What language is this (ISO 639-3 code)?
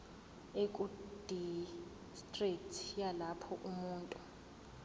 zul